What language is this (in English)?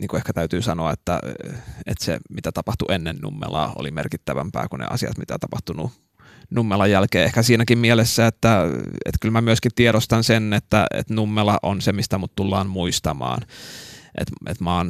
Finnish